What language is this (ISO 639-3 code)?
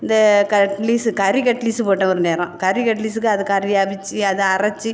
tam